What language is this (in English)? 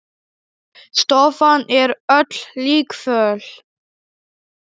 Icelandic